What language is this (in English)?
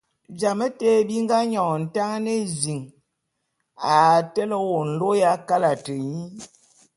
Bulu